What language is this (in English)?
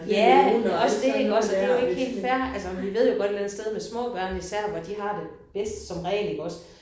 Danish